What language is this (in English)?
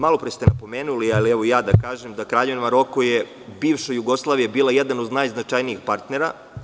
Serbian